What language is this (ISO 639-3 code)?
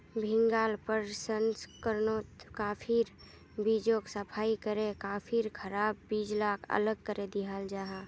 mag